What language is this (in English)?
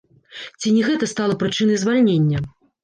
Belarusian